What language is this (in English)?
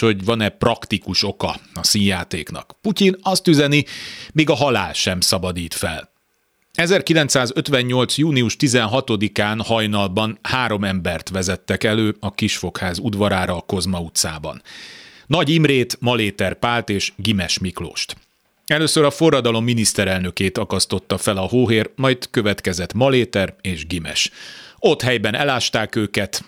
Hungarian